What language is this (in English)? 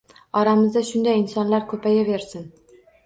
Uzbek